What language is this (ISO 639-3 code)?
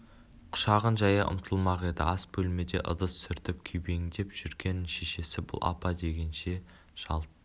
kaz